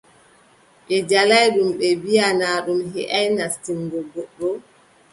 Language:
Adamawa Fulfulde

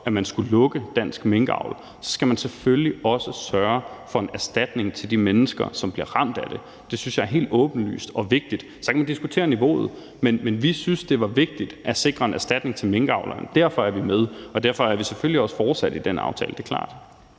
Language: Danish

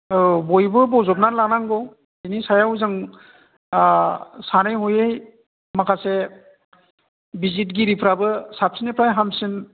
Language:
Bodo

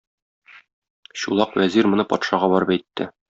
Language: Tatar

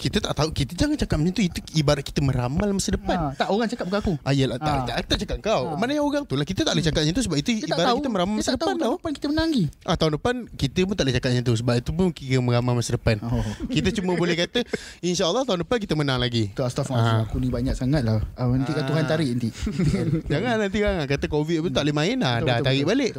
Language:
Malay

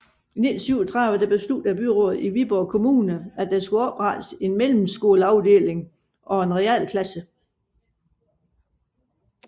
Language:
Danish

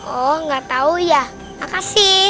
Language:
Indonesian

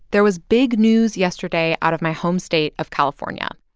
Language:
English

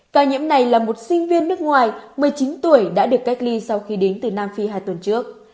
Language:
Vietnamese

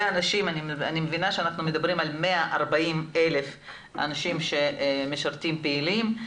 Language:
Hebrew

